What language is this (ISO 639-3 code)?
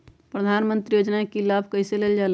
mag